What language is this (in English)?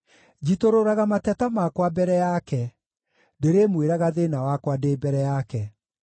Kikuyu